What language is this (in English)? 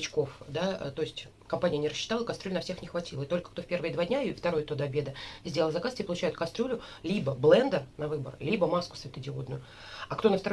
Russian